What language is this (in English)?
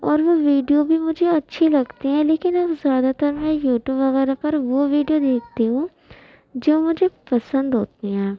Urdu